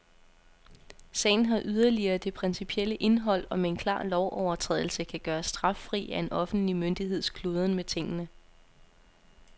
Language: Danish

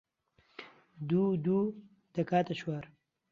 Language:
Central Kurdish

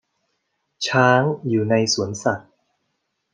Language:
Thai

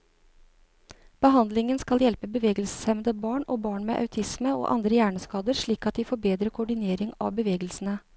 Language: Norwegian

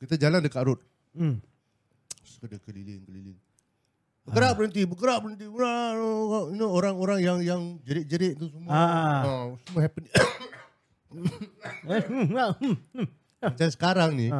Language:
Malay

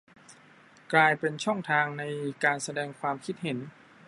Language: Thai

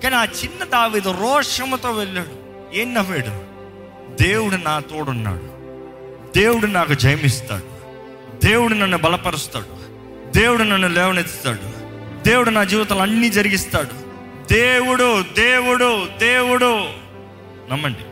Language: Telugu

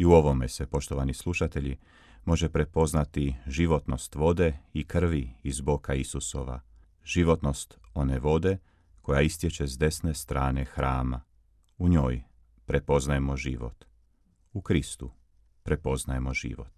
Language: Croatian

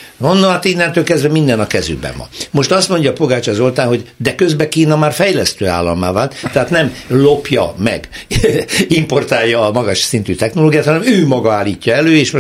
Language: Hungarian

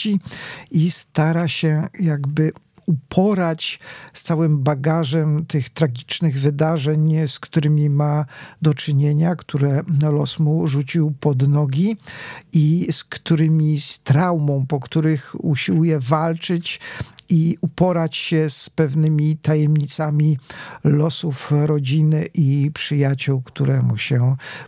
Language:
Polish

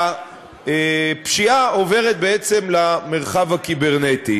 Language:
Hebrew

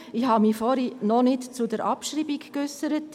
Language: Swiss German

